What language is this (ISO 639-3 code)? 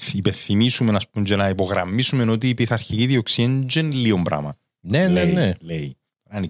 ell